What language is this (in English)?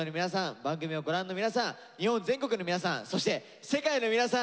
Japanese